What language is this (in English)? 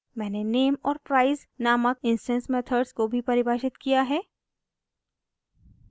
Hindi